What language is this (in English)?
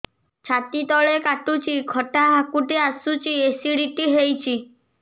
Odia